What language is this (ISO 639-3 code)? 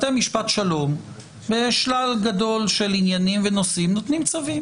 heb